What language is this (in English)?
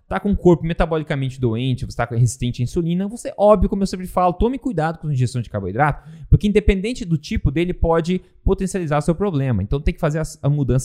Portuguese